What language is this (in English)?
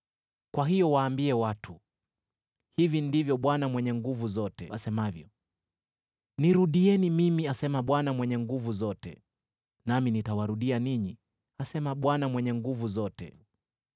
Swahili